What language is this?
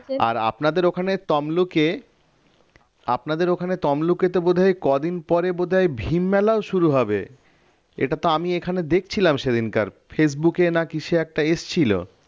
Bangla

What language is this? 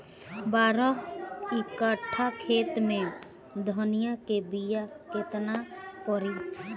Bhojpuri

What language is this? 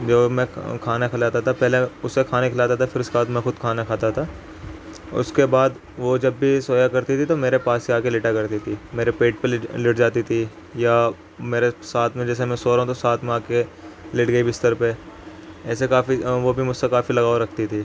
Urdu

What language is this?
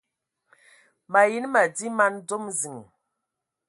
Ewondo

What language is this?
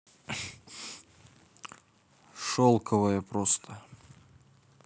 Russian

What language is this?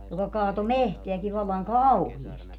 Finnish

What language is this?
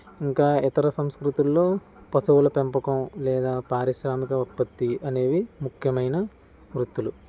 Telugu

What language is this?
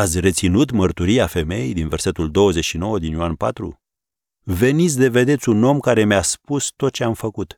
Romanian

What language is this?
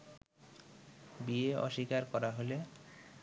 Bangla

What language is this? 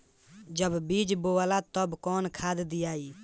Bhojpuri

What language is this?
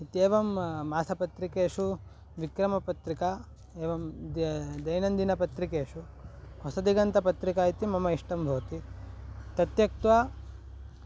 Sanskrit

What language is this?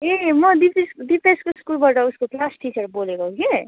Nepali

